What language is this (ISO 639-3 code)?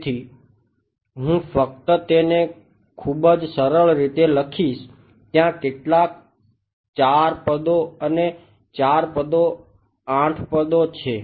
guj